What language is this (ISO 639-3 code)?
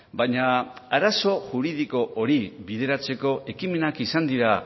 eus